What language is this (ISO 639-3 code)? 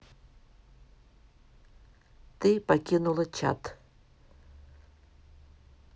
rus